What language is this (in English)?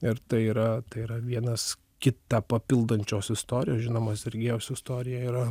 Lithuanian